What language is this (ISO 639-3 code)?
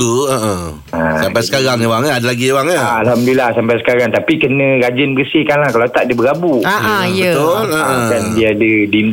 msa